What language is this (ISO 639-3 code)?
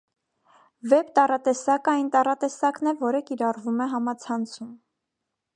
hye